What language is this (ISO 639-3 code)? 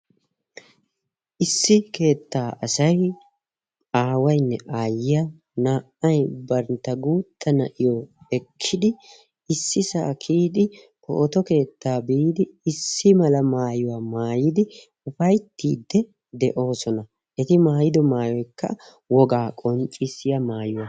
wal